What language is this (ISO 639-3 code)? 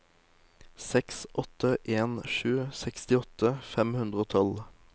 nor